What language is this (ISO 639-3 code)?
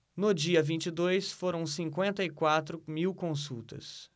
por